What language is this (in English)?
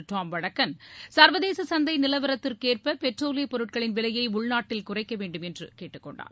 Tamil